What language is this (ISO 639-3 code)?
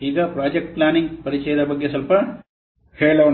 kan